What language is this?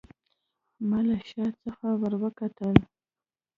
Pashto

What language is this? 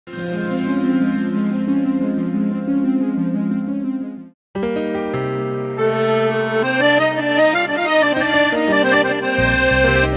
Arabic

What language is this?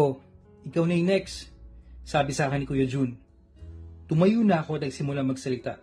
Filipino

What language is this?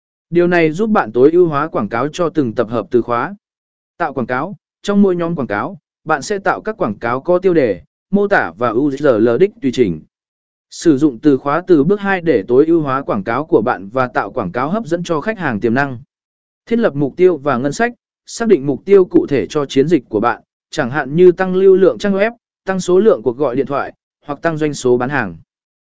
Vietnamese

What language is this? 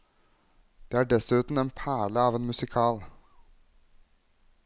Norwegian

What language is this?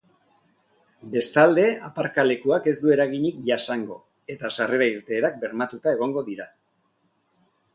Basque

